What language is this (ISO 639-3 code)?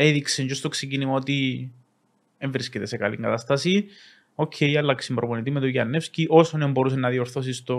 ell